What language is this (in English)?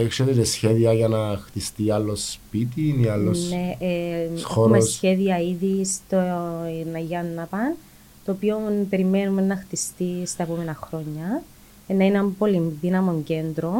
Greek